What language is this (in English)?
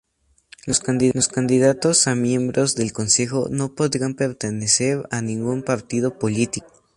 Spanish